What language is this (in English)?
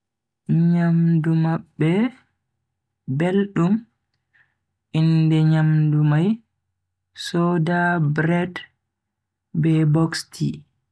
Bagirmi Fulfulde